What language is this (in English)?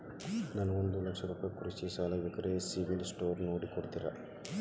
Kannada